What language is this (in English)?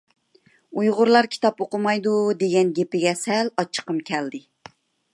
Uyghur